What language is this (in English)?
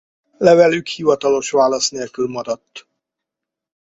Hungarian